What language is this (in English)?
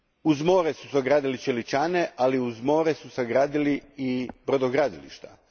Croatian